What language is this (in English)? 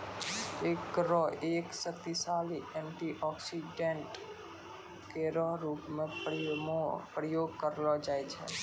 Maithili